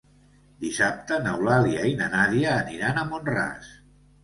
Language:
Catalan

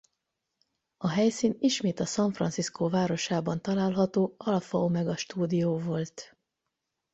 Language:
Hungarian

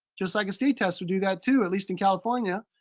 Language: English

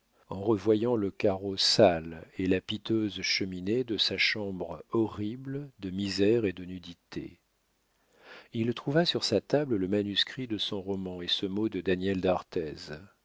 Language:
French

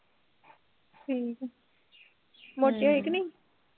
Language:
Punjabi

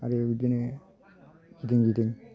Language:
Bodo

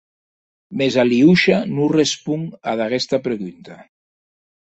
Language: Occitan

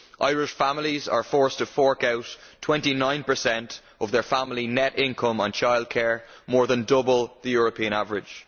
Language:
English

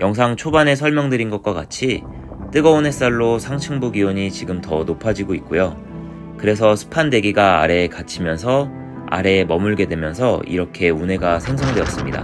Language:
Korean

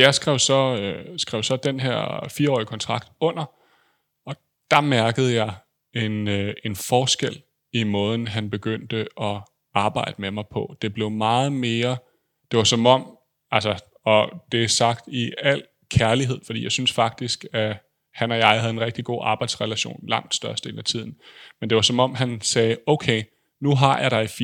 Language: Danish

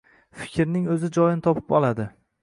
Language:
Uzbek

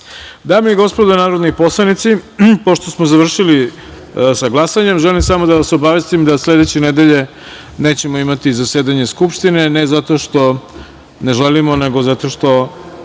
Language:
Serbian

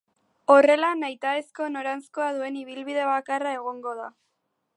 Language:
Basque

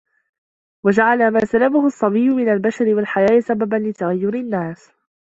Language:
Arabic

